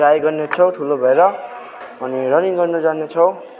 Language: Nepali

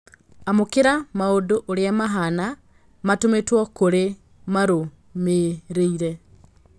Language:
Kikuyu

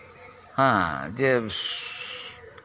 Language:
Santali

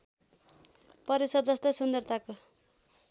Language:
Nepali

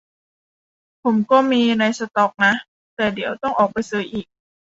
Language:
Thai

